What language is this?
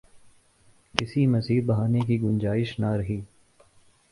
Urdu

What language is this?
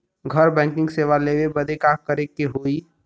Bhojpuri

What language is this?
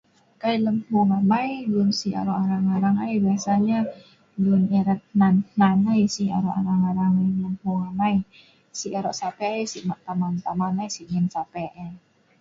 Sa'ban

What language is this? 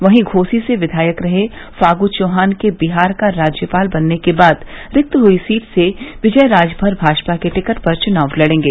Hindi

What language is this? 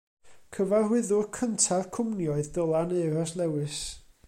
Welsh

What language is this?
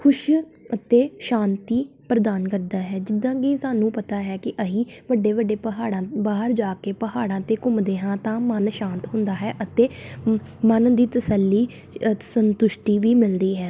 Punjabi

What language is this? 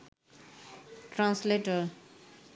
Bangla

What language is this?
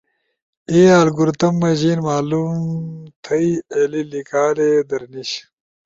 Ushojo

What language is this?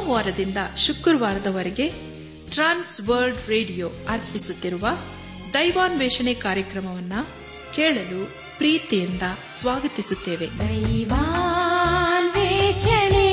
Kannada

